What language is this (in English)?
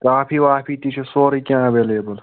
Kashmiri